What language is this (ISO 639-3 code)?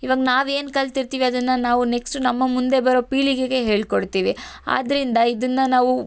kan